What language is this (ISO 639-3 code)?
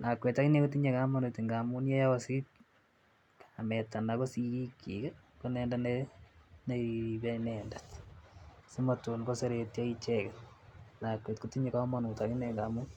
kln